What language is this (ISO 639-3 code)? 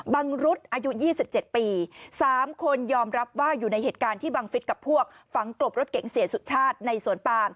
tha